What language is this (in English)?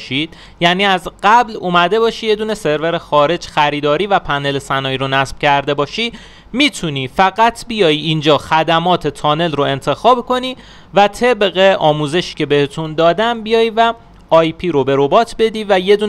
Persian